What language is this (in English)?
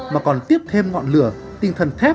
Vietnamese